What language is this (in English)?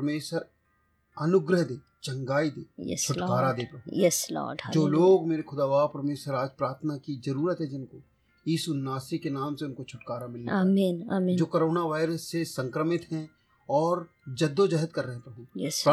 Hindi